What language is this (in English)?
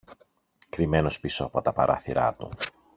Greek